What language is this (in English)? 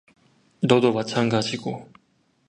Korean